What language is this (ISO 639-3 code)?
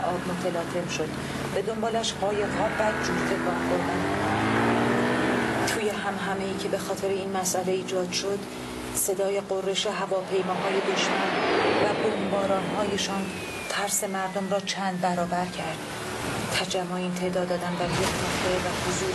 fas